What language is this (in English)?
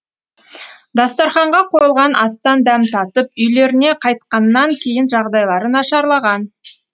Kazakh